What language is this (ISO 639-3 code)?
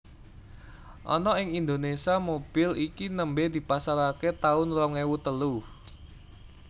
jav